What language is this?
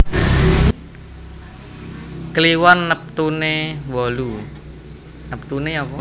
Javanese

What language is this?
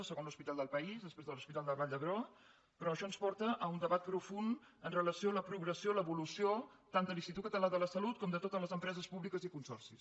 Catalan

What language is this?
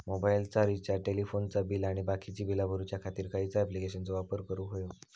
Marathi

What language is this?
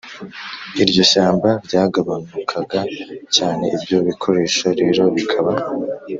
Kinyarwanda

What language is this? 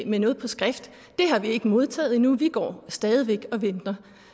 Danish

